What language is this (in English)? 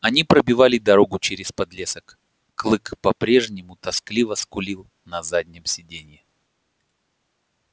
Russian